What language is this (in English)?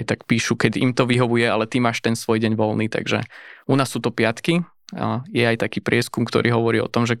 Slovak